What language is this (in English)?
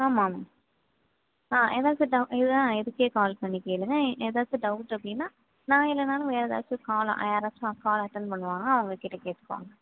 Tamil